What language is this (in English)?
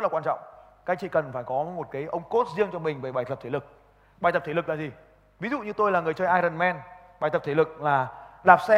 Vietnamese